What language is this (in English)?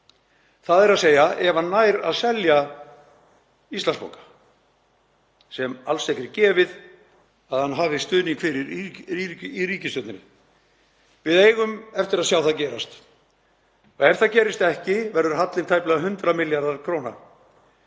Icelandic